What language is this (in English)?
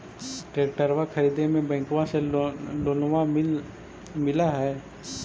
Magahi